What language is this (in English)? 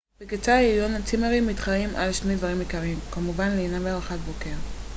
Hebrew